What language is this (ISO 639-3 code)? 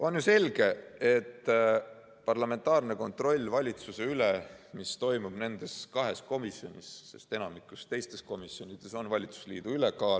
est